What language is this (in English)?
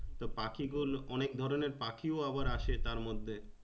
Bangla